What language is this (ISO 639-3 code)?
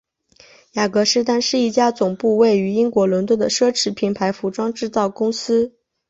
zho